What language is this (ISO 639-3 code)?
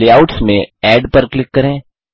hin